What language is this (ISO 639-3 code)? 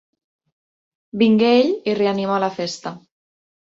cat